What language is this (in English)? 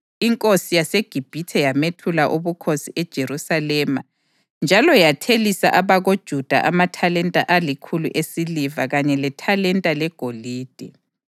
North Ndebele